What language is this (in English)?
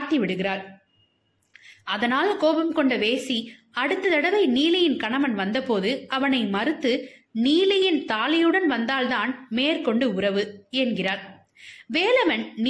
Tamil